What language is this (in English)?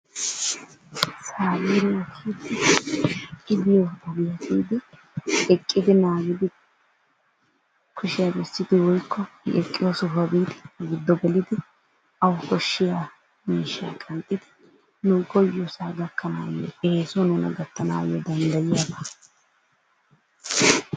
Wolaytta